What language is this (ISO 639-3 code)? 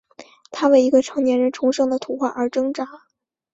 zho